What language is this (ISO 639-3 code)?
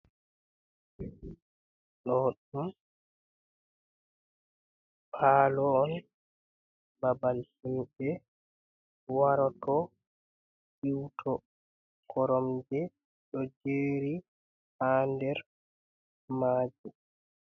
ful